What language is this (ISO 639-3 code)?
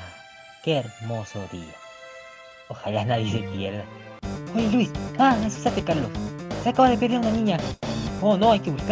spa